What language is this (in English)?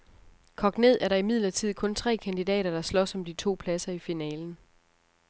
Danish